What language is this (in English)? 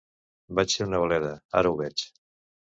Catalan